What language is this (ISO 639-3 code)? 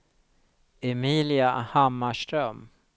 swe